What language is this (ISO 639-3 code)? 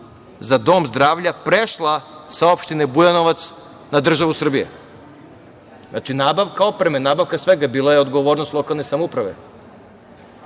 srp